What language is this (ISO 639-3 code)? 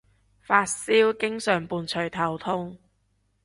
yue